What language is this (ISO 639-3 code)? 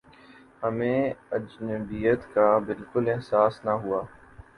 urd